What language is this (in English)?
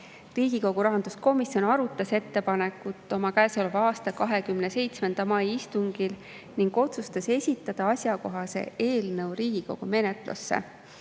Estonian